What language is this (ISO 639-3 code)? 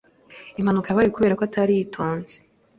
kin